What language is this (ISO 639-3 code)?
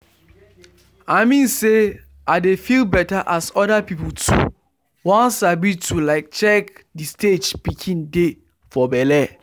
pcm